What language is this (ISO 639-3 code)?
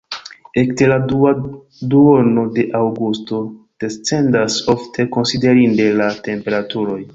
epo